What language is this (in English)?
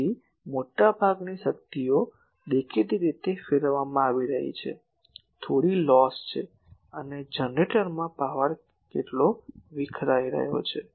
Gujarati